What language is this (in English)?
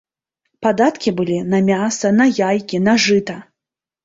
Belarusian